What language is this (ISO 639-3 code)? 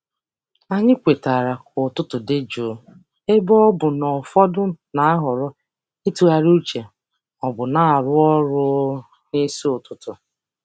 ibo